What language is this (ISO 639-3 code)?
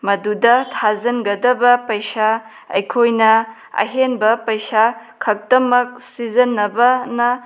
mni